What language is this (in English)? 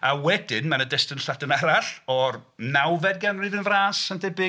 Welsh